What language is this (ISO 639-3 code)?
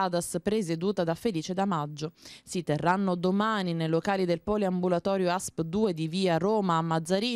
ita